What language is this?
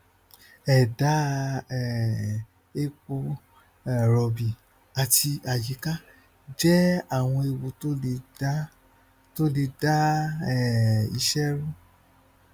Yoruba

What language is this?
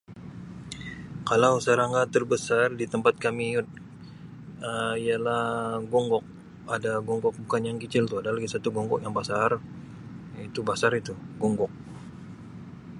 Sabah Malay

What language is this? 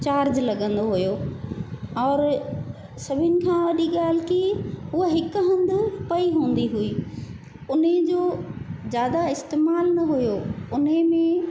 Sindhi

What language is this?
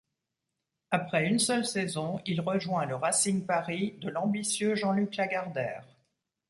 French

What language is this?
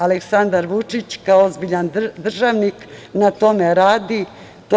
Serbian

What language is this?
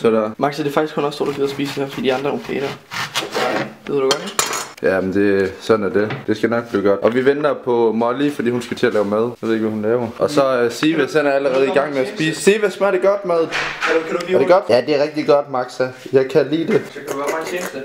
Danish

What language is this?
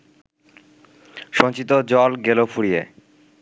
Bangla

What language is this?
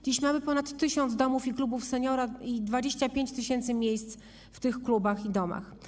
Polish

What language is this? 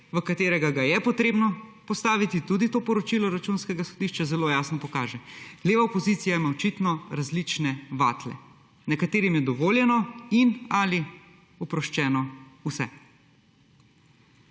Slovenian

